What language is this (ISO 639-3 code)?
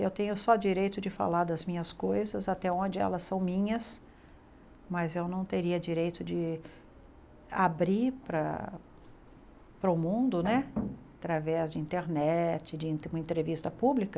por